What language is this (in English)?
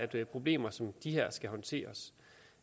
Danish